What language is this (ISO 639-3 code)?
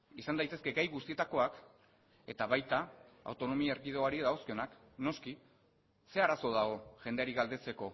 eus